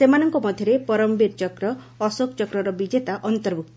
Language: Odia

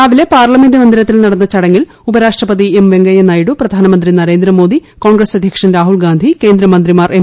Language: Malayalam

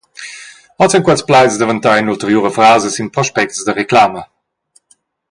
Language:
Romansh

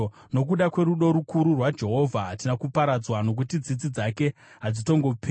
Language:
Shona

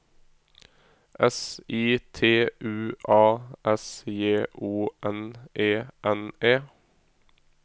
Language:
Norwegian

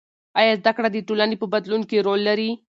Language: Pashto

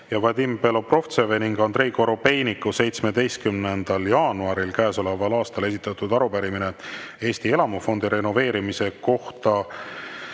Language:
Estonian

